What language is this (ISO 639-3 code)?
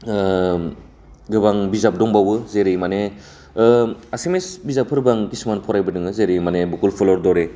brx